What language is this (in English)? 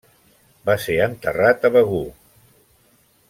Catalan